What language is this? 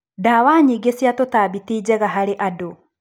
Kikuyu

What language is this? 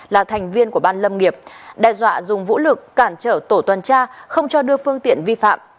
Vietnamese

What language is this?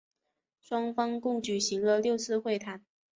Chinese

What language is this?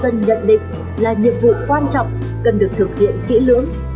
Vietnamese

